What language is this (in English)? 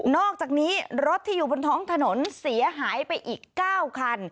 Thai